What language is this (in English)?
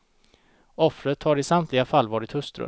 Swedish